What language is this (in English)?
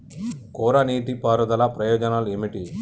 Telugu